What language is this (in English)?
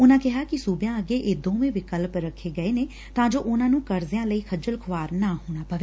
Punjabi